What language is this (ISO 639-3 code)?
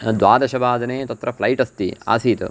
san